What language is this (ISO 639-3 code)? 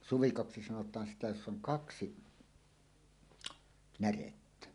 fin